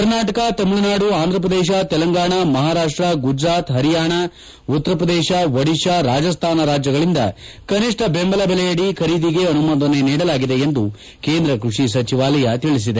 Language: Kannada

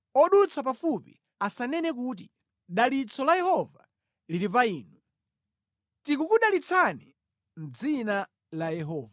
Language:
Nyanja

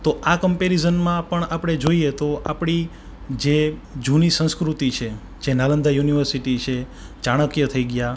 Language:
Gujarati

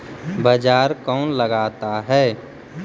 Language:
Magahi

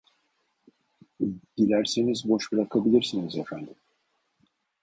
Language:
Turkish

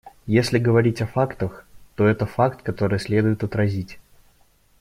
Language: Russian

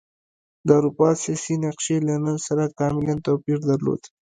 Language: Pashto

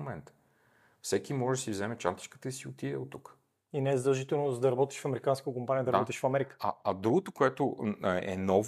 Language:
Bulgarian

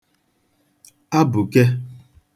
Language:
Igbo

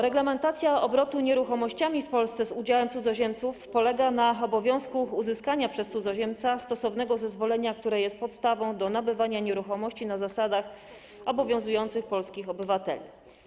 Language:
Polish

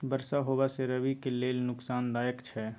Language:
Maithili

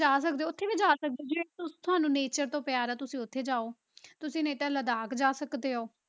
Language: Punjabi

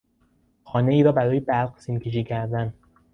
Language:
Persian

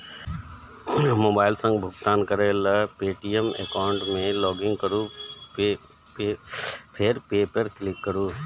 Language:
Maithili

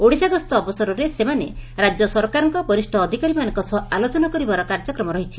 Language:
Odia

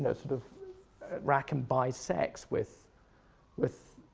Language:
English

